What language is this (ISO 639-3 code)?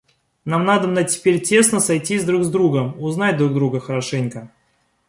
rus